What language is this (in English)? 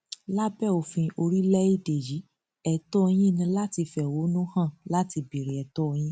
Yoruba